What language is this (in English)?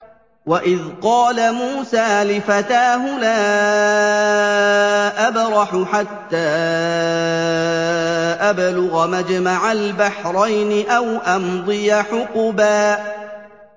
Arabic